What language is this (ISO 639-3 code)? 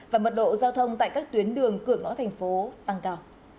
vie